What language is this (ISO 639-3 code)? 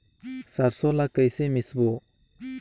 hne